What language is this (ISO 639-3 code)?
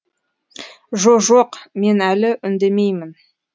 kaz